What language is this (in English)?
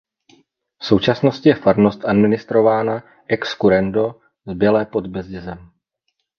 Czech